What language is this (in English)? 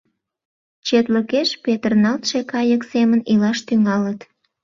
Mari